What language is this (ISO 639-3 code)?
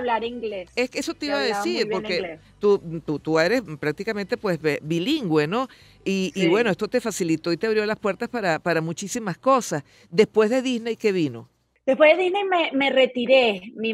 spa